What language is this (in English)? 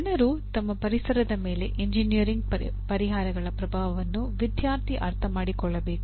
Kannada